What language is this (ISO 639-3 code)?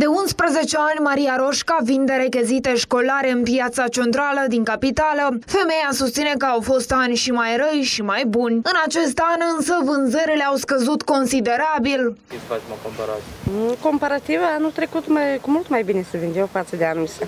ron